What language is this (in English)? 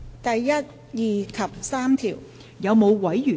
Cantonese